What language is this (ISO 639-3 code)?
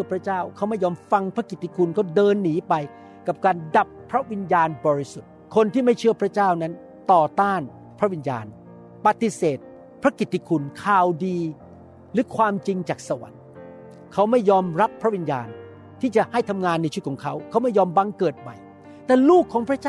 tha